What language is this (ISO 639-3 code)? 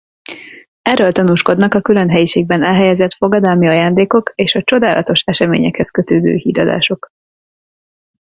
hun